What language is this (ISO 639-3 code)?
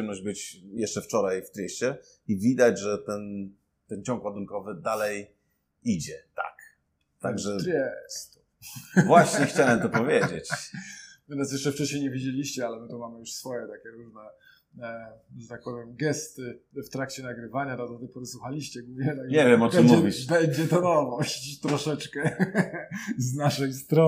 pol